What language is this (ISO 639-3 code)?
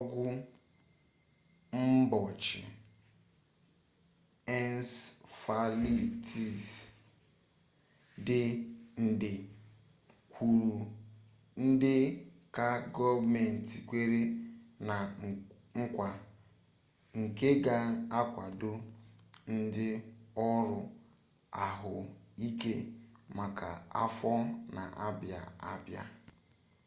ibo